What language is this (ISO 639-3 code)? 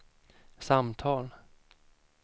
swe